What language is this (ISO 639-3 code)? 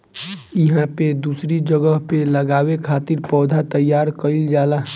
bho